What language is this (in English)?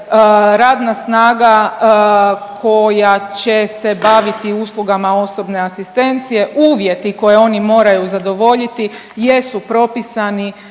Croatian